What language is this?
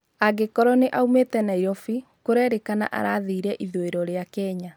Kikuyu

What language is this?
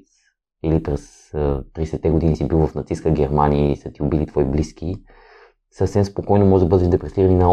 Bulgarian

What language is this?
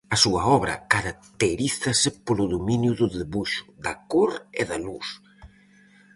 Galician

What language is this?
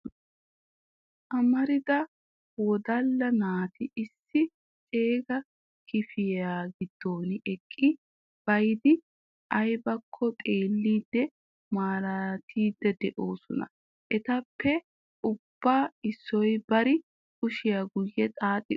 Wolaytta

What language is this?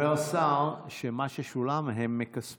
Hebrew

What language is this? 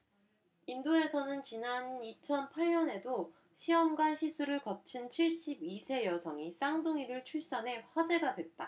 Korean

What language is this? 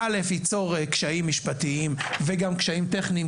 Hebrew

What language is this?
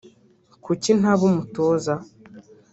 Kinyarwanda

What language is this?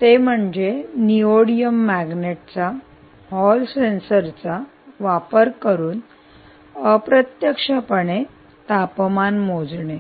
Marathi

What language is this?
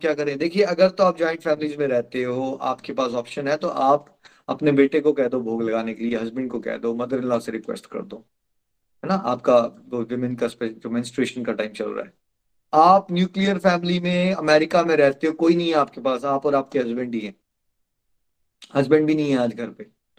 Hindi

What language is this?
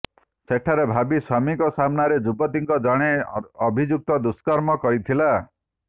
Odia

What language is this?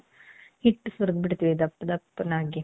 Kannada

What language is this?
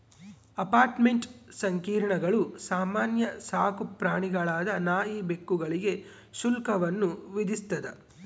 Kannada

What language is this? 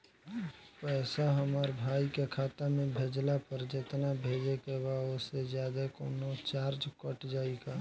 Bhojpuri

